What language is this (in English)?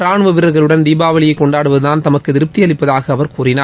Tamil